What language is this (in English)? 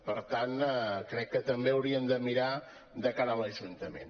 Catalan